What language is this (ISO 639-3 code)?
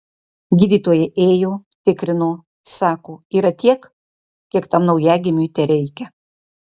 lit